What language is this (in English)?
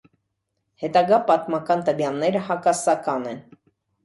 Armenian